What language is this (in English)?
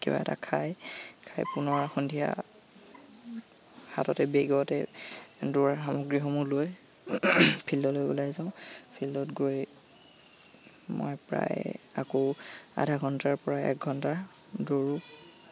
Assamese